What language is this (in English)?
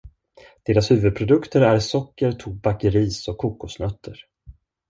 Swedish